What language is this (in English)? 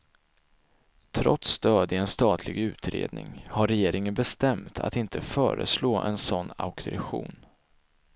Swedish